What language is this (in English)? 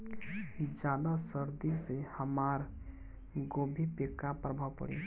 Bhojpuri